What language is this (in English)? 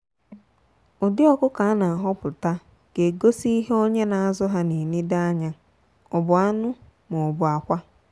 Igbo